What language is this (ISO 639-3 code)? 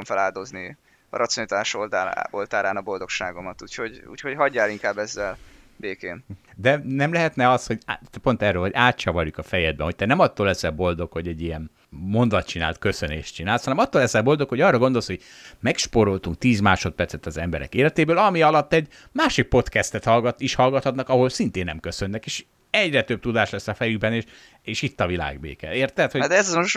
hun